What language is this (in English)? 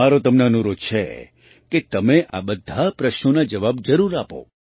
Gujarati